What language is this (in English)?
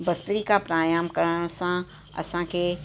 Sindhi